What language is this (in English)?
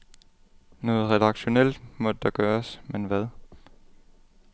Danish